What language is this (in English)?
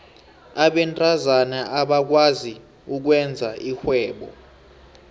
South Ndebele